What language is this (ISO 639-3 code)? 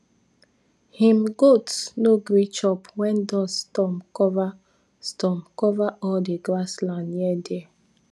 pcm